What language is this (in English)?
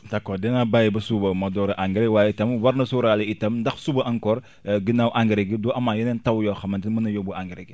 Wolof